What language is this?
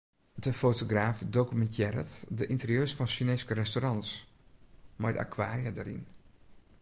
Western Frisian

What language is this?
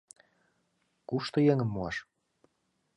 Mari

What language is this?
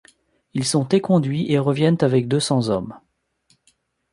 French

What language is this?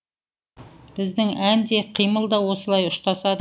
Kazakh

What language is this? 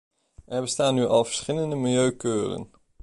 Dutch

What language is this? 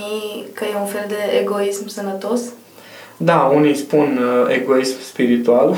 Romanian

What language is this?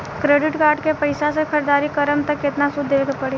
Bhojpuri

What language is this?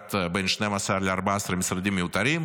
Hebrew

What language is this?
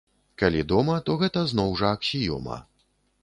Belarusian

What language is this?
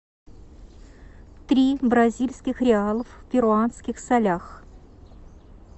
Russian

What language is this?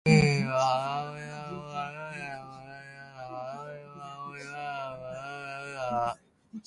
Japanese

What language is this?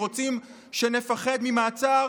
Hebrew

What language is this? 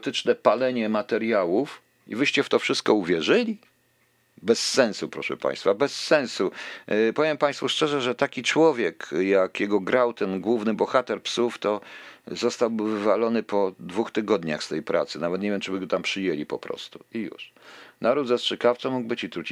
Polish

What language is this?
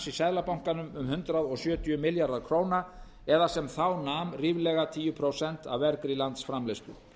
Icelandic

